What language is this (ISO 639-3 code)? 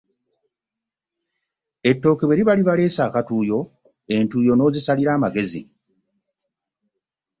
lug